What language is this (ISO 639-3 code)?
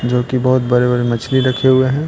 hin